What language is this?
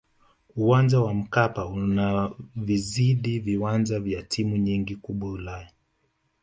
Swahili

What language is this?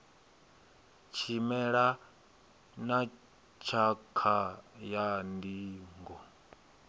Venda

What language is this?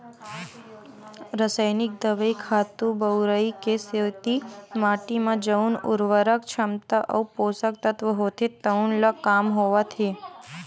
Chhattisgarhi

